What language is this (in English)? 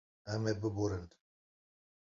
Kurdish